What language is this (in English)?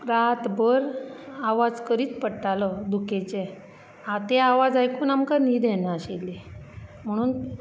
Konkani